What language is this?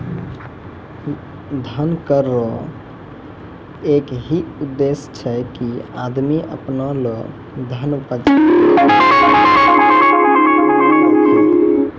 Maithili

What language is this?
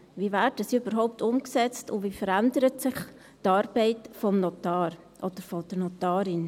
Swiss German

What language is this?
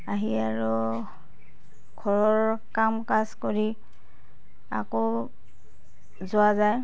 Assamese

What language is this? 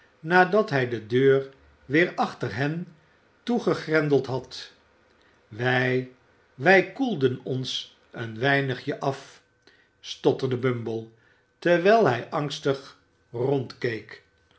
Dutch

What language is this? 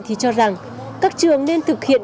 Vietnamese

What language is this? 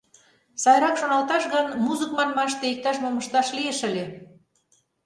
Mari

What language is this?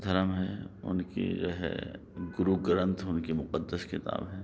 Urdu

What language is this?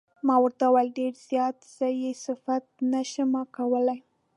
Pashto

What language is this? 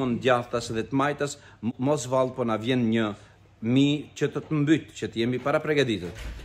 Romanian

